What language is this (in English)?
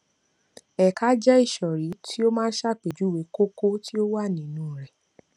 Yoruba